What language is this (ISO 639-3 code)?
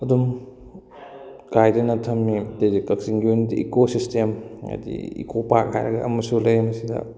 mni